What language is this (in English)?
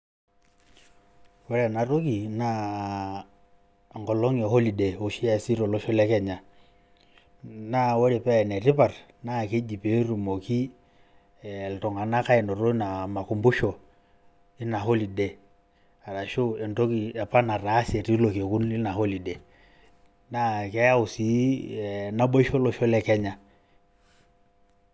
Masai